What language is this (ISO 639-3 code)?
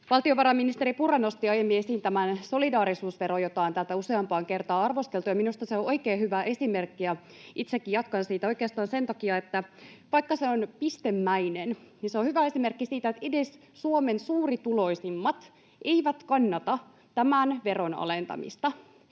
fin